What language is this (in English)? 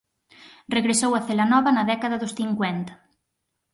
Galician